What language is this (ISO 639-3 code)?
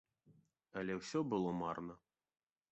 bel